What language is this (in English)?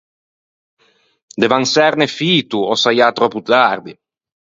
Ligurian